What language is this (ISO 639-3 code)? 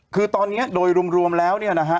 tha